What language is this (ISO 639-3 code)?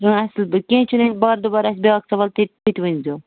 kas